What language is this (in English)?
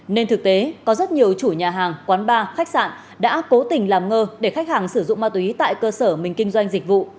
Vietnamese